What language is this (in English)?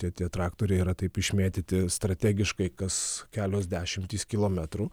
Lithuanian